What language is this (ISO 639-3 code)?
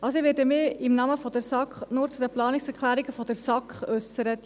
gsw